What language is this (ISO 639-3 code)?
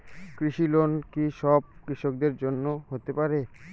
ben